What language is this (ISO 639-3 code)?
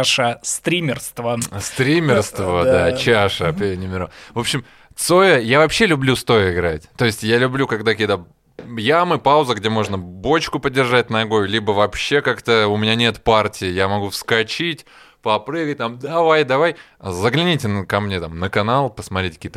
rus